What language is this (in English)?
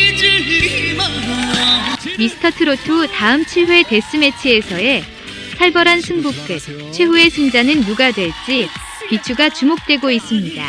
Korean